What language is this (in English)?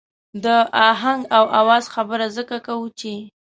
Pashto